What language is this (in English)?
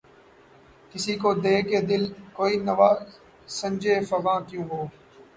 Urdu